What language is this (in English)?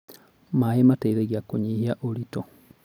Kikuyu